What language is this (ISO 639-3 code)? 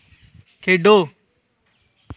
doi